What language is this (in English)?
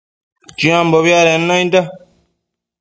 Matsés